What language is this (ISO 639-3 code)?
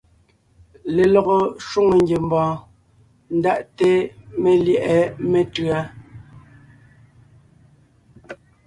nnh